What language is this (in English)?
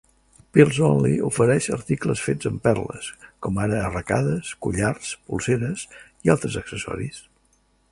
Catalan